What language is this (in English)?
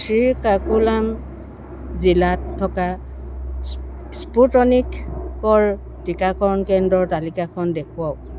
Assamese